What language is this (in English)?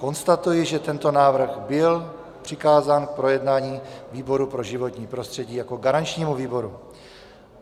Czech